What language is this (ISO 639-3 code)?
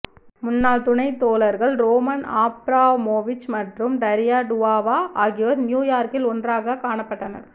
tam